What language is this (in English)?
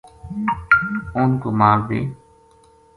Gujari